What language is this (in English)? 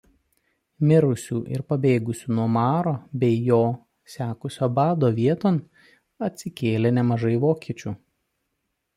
Lithuanian